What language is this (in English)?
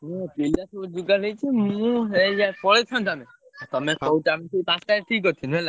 Odia